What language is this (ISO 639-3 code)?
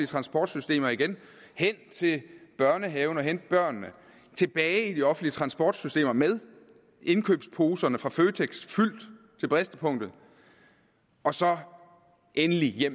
dan